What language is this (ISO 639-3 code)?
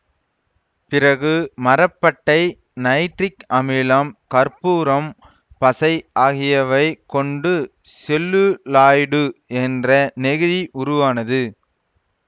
tam